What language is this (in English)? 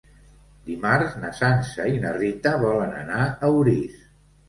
Catalan